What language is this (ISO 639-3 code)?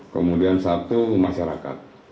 ind